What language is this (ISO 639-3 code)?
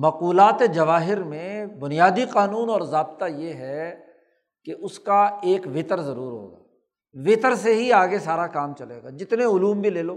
urd